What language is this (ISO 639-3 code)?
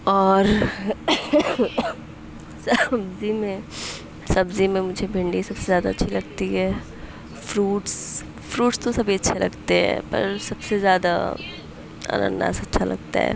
urd